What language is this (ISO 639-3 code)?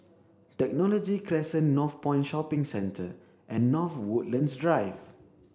eng